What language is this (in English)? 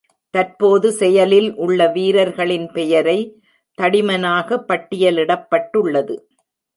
Tamil